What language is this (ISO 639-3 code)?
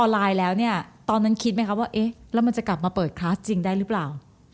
tha